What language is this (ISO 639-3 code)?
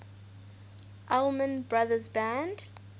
eng